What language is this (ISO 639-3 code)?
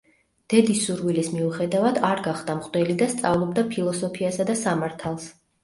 kat